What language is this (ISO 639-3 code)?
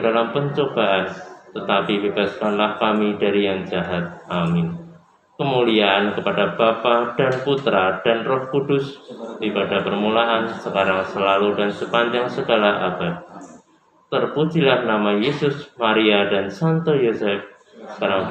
ind